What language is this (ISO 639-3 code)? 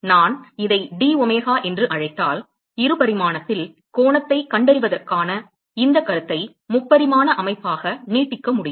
tam